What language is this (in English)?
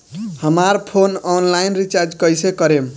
Bhojpuri